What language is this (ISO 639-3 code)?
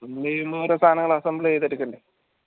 mal